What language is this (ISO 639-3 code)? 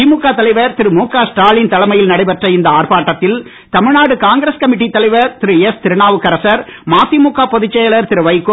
tam